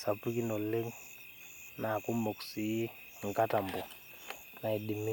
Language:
Masai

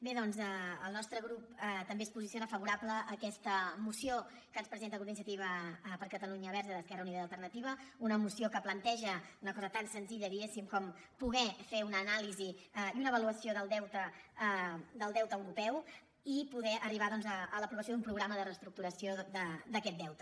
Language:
Catalan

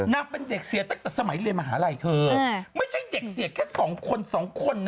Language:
Thai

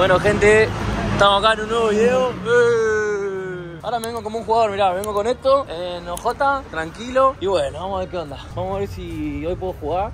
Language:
Spanish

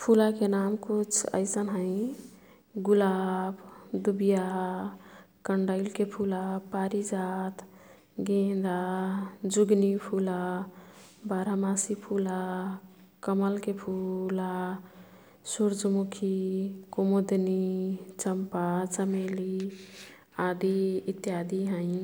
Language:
Kathoriya Tharu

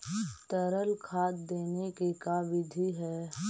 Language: Magahi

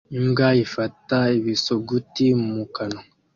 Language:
Kinyarwanda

